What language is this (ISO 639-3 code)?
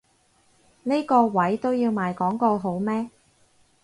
yue